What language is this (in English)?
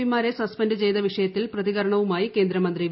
Malayalam